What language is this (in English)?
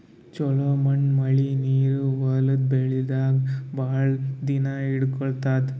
Kannada